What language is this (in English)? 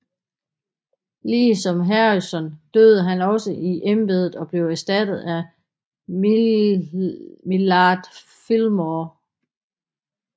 Danish